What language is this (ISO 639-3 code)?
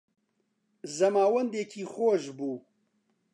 ckb